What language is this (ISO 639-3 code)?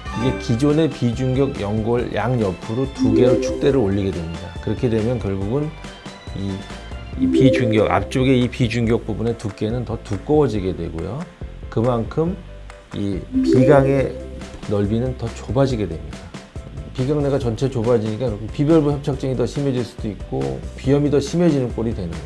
kor